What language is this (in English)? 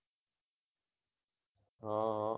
Gujarati